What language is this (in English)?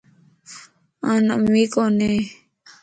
Lasi